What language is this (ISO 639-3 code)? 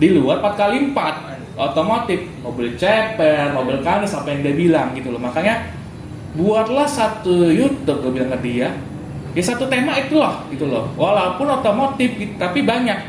ind